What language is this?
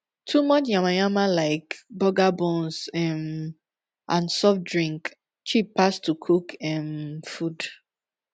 Nigerian Pidgin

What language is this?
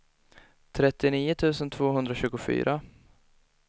Swedish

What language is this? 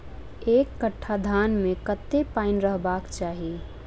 Maithili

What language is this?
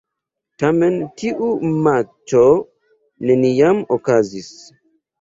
Esperanto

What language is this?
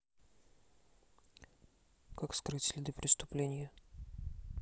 Russian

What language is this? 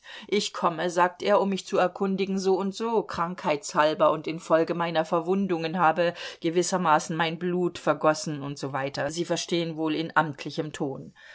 German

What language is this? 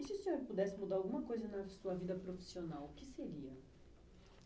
Portuguese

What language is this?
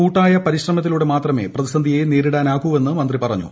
Malayalam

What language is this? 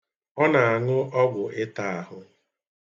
Igbo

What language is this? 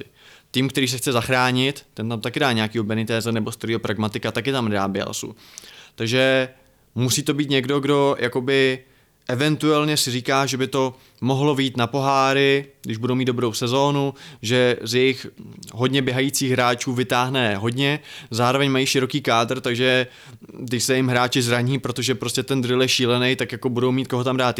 Czech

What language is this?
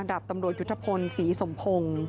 Thai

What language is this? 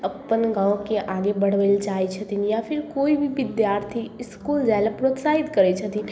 Maithili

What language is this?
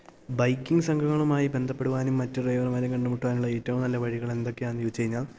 Malayalam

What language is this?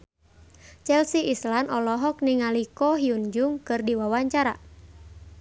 Sundanese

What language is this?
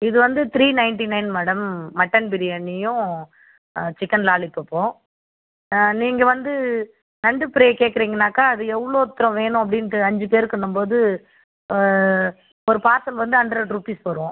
Tamil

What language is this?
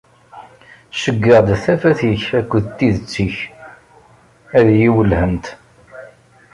Kabyle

